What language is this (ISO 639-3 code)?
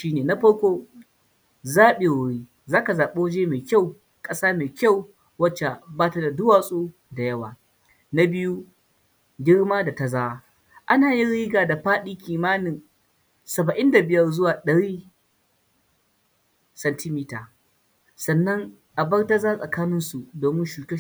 hau